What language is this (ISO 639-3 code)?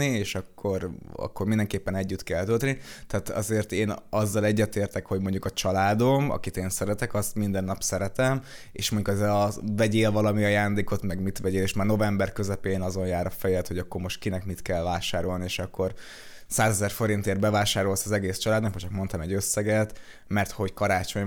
hun